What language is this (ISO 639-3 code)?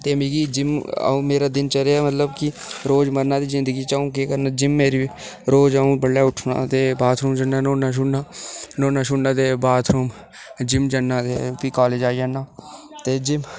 doi